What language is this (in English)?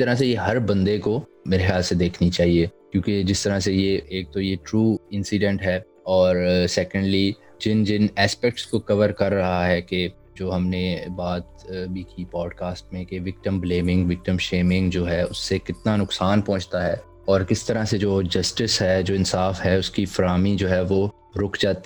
Urdu